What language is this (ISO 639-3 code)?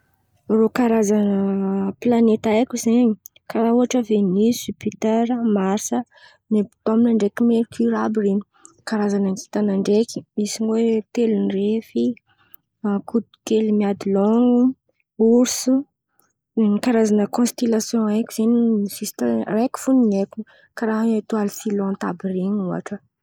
xmv